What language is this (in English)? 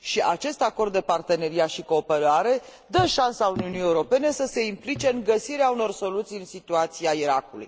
Romanian